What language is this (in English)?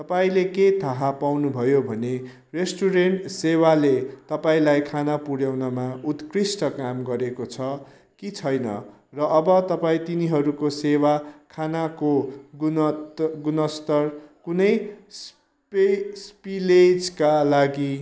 Nepali